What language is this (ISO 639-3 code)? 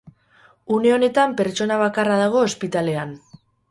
eus